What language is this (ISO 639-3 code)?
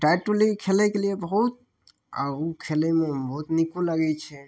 mai